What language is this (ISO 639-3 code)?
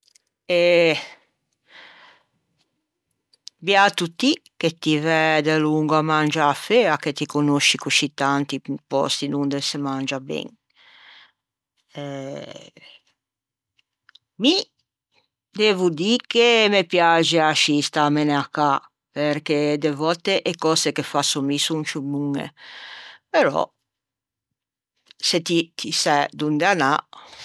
lij